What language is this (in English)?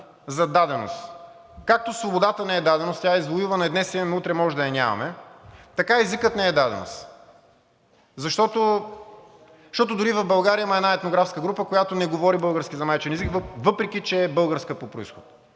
Bulgarian